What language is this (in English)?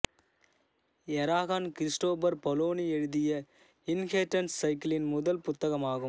Tamil